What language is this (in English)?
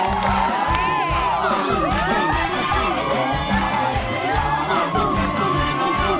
Thai